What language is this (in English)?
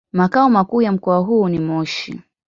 Swahili